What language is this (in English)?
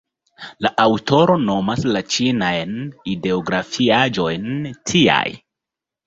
Esperanto